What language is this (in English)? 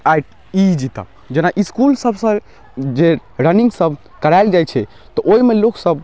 Maithili